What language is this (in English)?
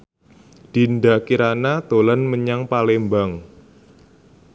Javanese